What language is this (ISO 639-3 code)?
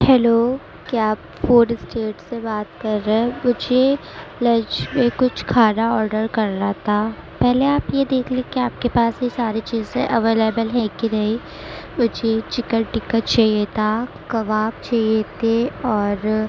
urd